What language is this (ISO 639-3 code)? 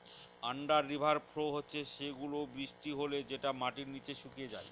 ben